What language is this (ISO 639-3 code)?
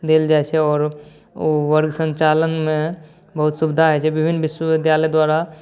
mai